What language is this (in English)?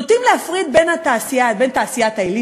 Hebrew